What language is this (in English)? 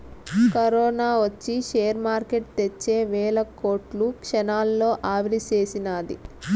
Telugu